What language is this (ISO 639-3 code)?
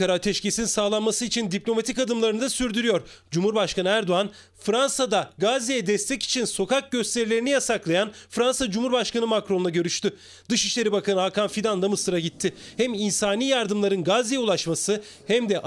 tur